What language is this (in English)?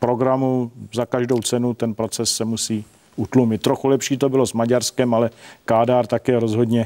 Czech